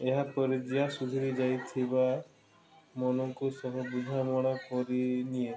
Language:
Odia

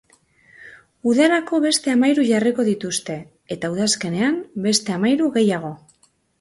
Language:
Basque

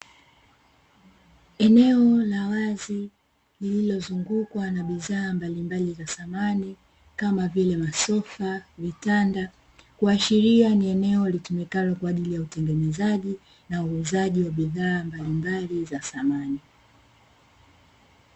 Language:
Swahili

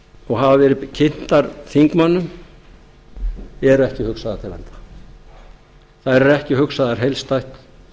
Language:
Icelandic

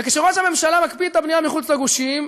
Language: Hebrew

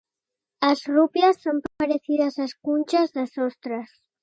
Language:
Galician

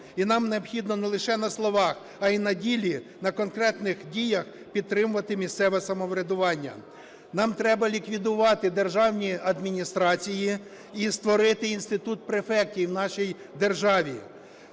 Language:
Ukrainian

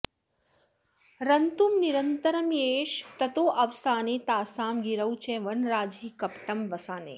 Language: Sanskrit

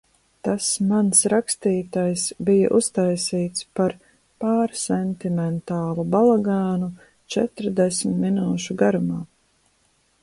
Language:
Latvian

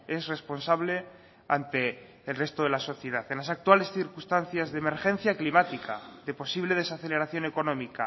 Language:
Spanish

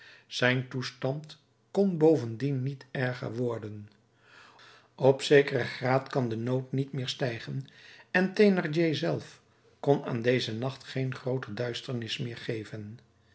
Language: Dutch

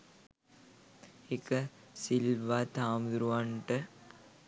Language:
Sinhala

